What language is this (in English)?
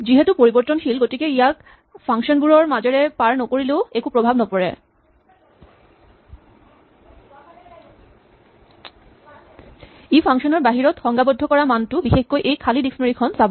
Assamese